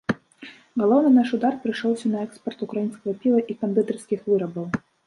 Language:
Belarusian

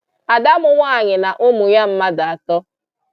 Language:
Igbo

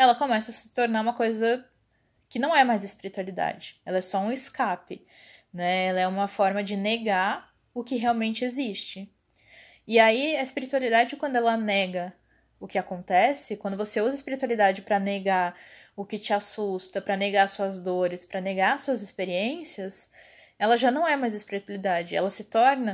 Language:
Portuguese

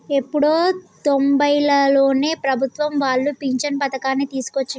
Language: Telugu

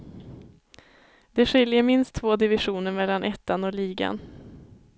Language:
Swedish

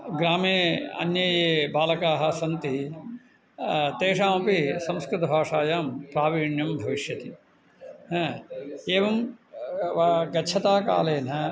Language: Sanskrit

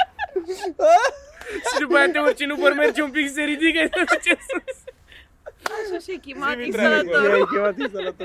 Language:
Romanian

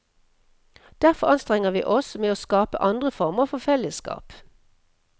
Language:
Norwegian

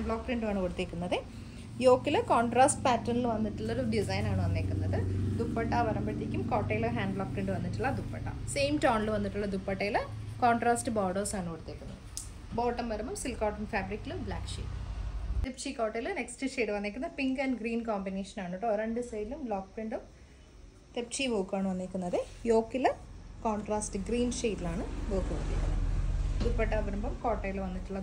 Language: Malayalam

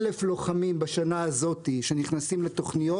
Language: Hebrew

